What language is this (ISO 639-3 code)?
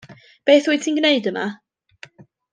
cym